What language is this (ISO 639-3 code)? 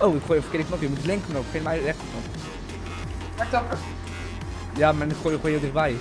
nld